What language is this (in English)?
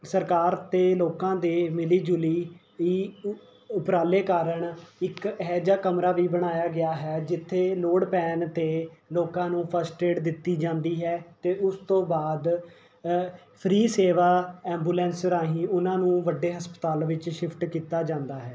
Punjabi